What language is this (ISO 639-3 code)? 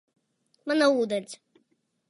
lav